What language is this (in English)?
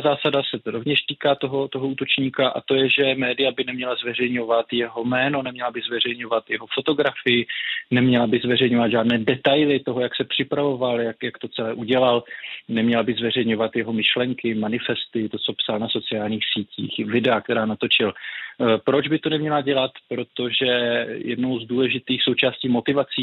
Czech